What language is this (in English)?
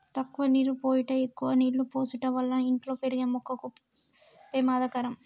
Telugu